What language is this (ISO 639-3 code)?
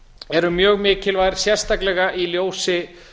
isl